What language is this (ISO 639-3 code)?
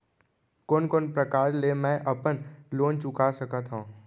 hne